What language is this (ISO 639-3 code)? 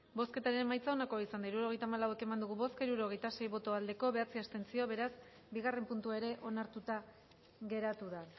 eus